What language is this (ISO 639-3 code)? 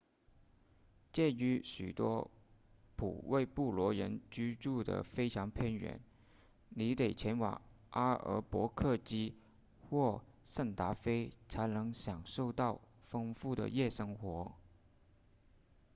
zho